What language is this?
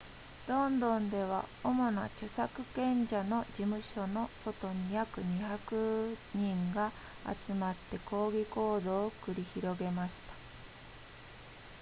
Japanese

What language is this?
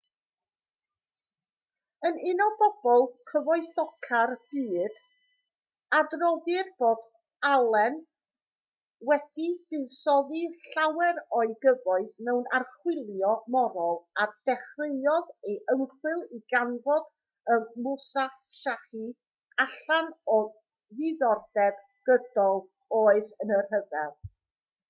Welsh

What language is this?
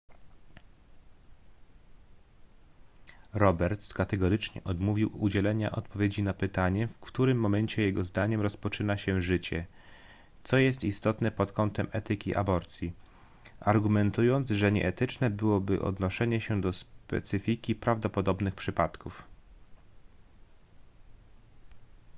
Polish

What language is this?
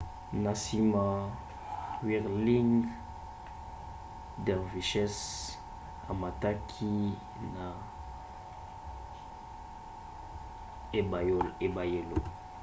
Lingala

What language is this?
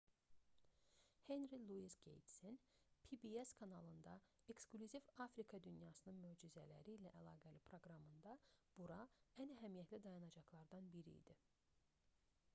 Azerbaijani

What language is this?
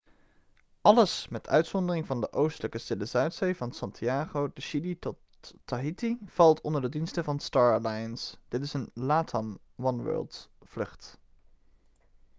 Dutch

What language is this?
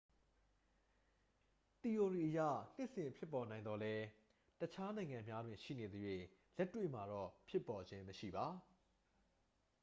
Burmese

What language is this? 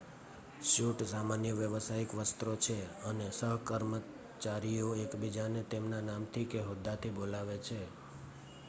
Gujarati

